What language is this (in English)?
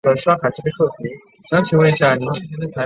Chinese